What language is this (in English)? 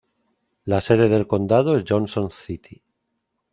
Spanish